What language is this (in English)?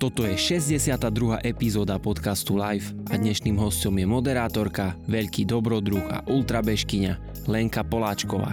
Slovak